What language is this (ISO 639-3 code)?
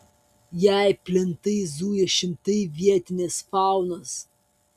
lit